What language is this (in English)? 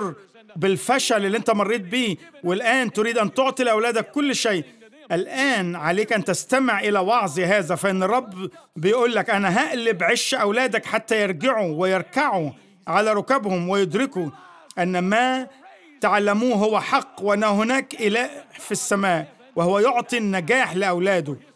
Arabic